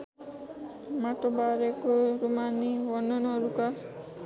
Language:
Nepali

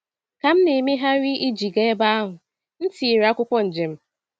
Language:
Igbo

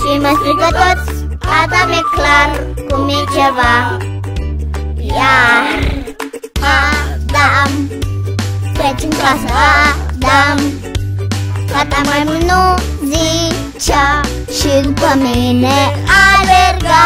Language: Thai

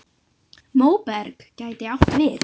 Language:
Icelandic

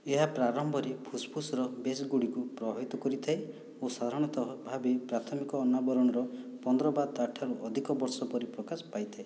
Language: Odia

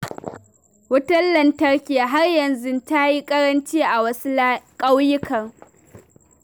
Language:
Hausa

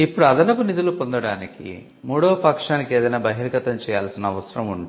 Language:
Telugu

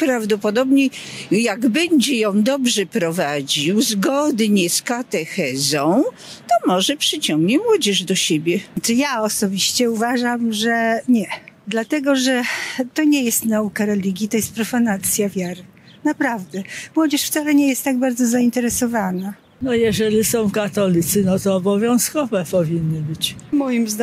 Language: Polish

